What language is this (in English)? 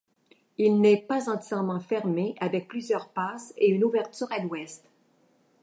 French